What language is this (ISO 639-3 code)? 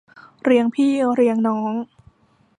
tha